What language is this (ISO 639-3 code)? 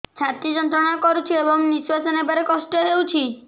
ori